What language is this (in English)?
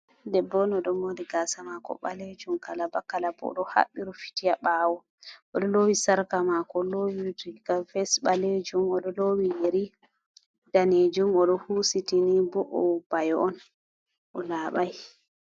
Fula